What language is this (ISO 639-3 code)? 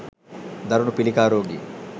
sin